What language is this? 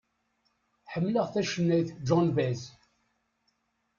Kabyle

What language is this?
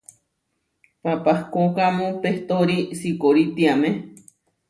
Huarijio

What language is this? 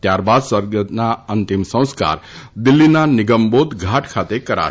Gujarati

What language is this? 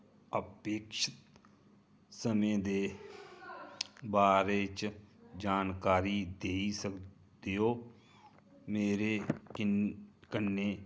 Dogri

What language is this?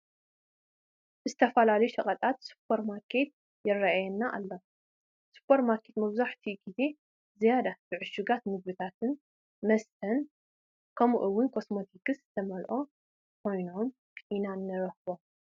Tigrinya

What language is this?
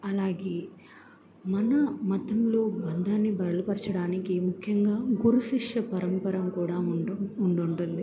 Telugu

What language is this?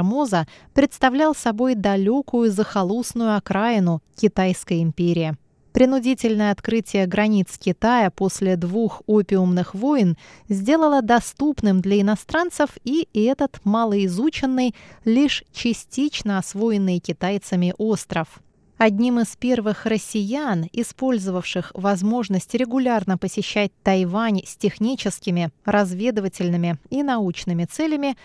Russian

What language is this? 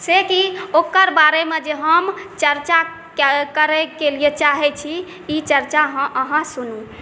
Maithili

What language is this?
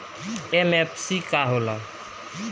Bhojpuri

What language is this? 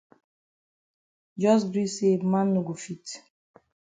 Cameroon Pidgin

